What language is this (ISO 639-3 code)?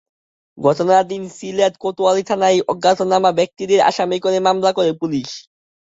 ben